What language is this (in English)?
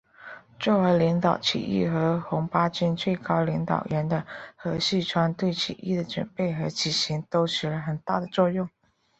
Chinese